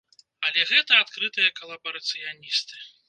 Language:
Belarusian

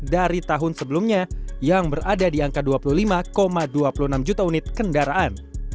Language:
Indonesian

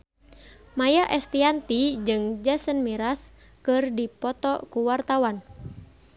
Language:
Sundanese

